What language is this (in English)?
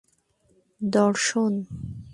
Bangla